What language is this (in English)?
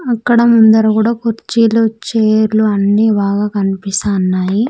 Telugu